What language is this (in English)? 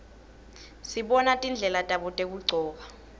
Swati